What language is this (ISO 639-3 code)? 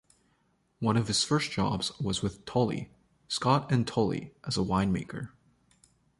eng